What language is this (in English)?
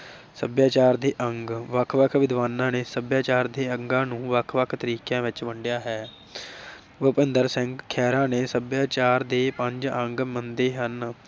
Punjabi